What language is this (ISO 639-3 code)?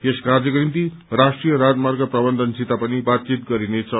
nep